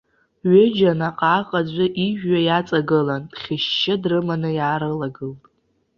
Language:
Abkhazian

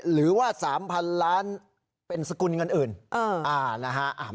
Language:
Thai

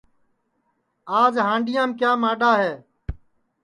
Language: Sansi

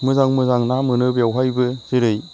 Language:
Bodo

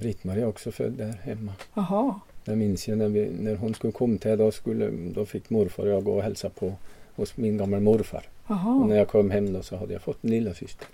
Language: Swedish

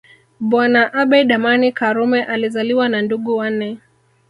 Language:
Swahili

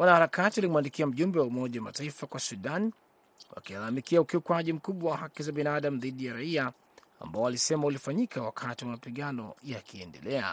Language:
Swahili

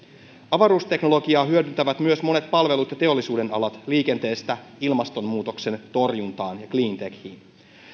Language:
Finnish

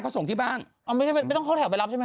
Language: Thai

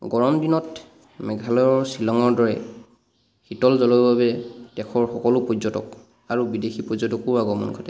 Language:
Assamese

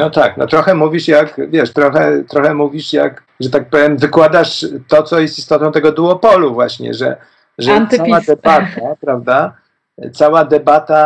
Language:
Polish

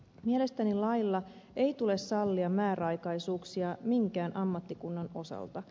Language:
Finnish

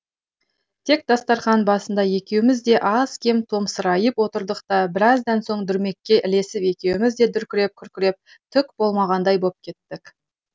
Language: Kazakh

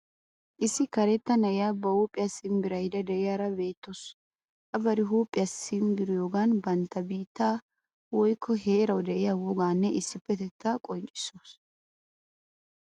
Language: Wolaytta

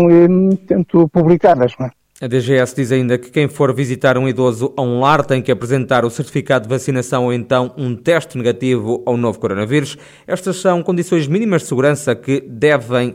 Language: Portuguese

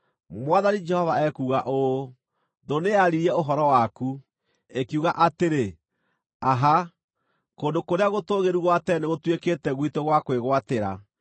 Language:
Kikuyu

